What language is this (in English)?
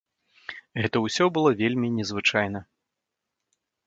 Belarusian